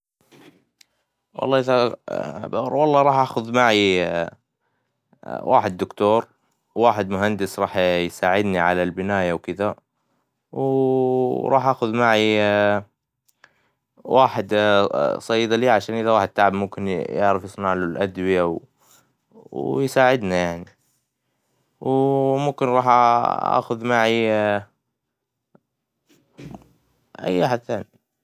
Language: Hijazi Arabic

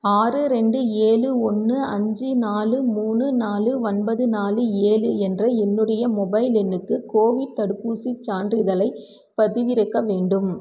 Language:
Tamil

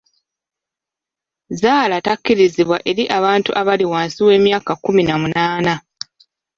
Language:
Ganda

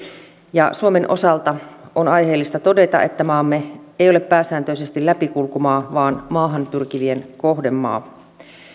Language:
Finnish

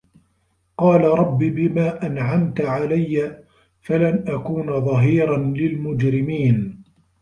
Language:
Arabic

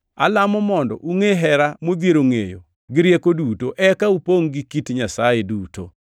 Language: Luo (Kenya and Tanzania)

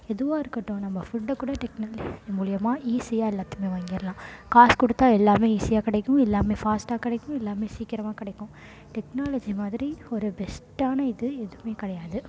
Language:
Tamil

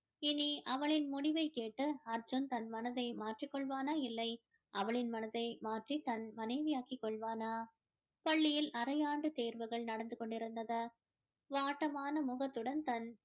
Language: Tamil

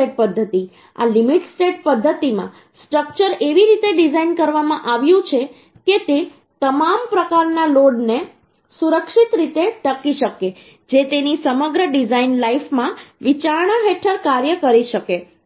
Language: Gujarati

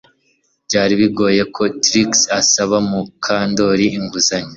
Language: Kinyarwanda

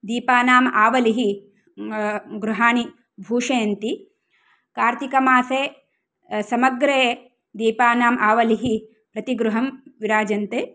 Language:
Sanskrit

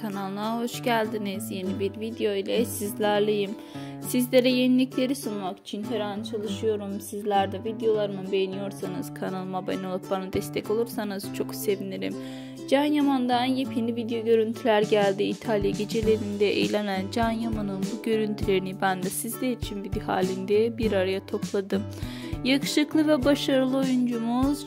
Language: Turkish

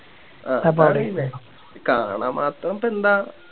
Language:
Malayalam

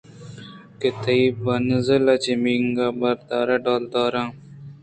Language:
Eastern Balochi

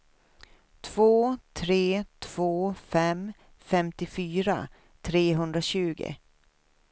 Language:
Swedish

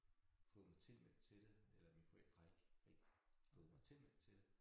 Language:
Danish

